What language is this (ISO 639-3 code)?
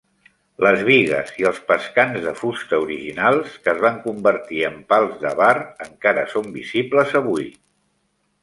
cat